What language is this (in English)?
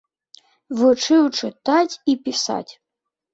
Belarusian